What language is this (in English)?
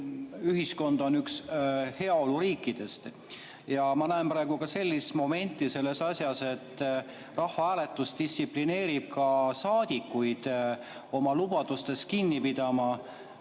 Estonian